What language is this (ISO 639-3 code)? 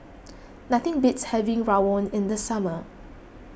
eng